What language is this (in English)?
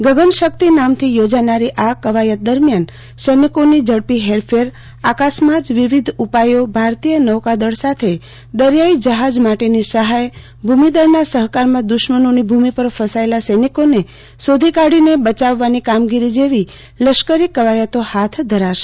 Gujarati